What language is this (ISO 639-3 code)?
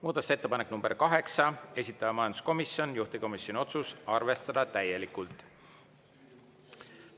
est